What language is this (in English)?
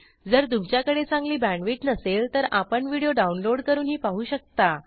Marathi